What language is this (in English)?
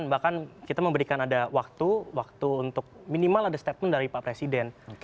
Indonesian